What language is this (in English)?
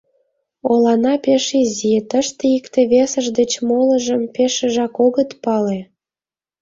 Mari